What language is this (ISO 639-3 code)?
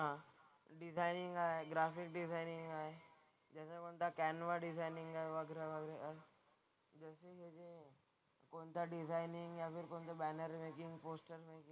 mar